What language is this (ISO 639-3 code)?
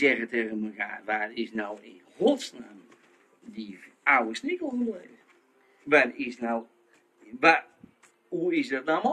nld